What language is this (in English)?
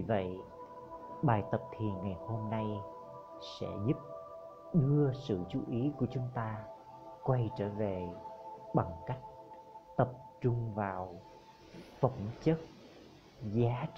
Vietnamese